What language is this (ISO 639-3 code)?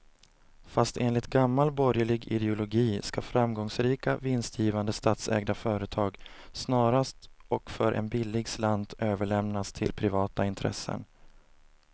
swe